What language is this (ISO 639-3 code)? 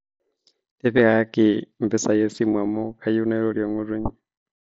mas